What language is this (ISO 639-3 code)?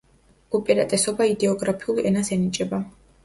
kat